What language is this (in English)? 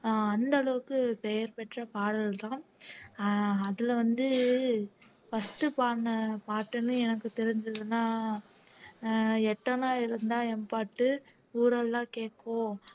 Tamil